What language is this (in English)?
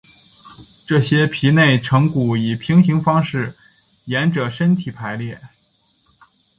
Chinese